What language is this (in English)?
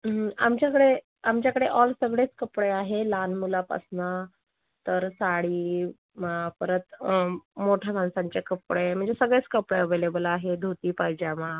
Marathi